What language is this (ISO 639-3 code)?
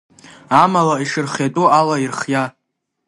abk